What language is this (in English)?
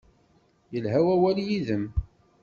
Kabyle